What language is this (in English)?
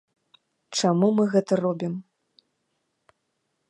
Belarusian